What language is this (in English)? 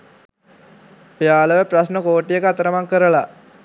Sinhala